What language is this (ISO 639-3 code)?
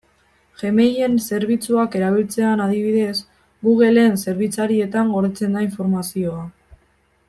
eus